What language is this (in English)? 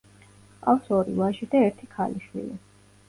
Georgian